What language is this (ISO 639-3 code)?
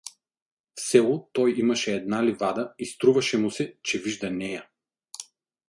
bul